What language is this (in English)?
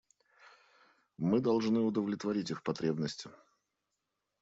Russian